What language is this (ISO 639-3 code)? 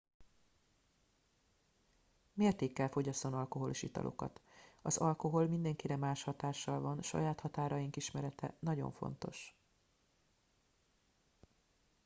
hun